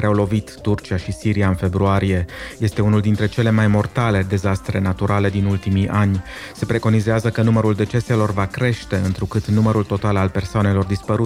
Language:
Romanian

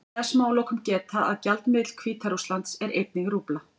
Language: Icelandic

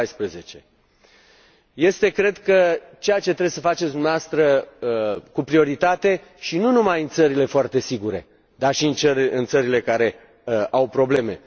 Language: Romanian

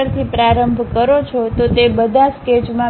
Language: Gujarati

